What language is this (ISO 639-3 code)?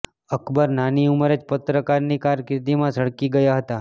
guj